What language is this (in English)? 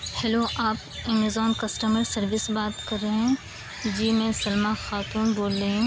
Urdu